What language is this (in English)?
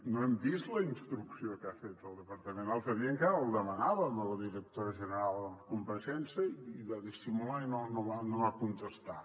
Catalan